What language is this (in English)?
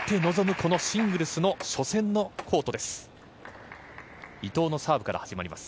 Japanese